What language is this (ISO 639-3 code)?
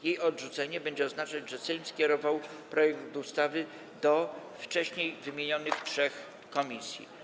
pol